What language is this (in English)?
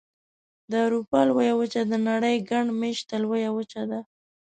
Pashto